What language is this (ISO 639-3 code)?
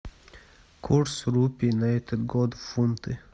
rus